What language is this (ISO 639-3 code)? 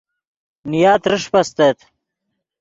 ydg